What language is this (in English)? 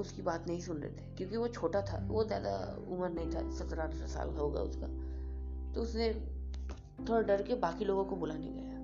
Hindi